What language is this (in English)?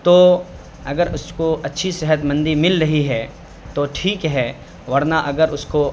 Urdu